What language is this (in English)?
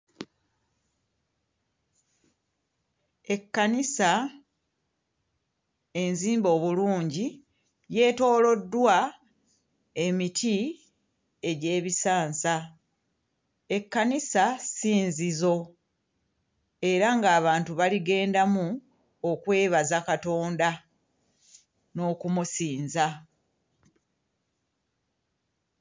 Ganda